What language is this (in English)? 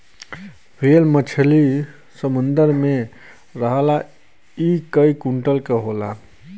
Bhojpuri